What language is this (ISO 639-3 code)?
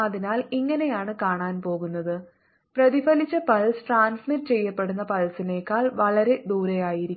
mal